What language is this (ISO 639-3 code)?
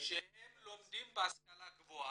heb